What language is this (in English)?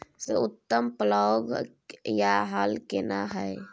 Maithili